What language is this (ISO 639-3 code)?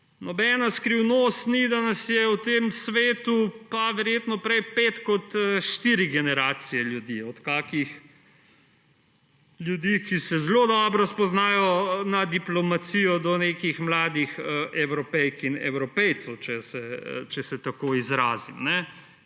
slv